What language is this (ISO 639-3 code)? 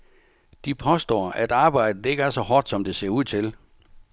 dan